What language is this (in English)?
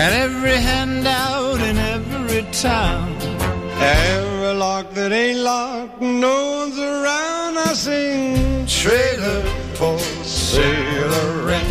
Hungarian